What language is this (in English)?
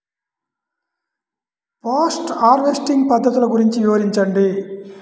Telugu